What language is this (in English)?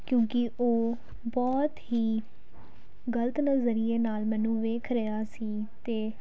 Punjabi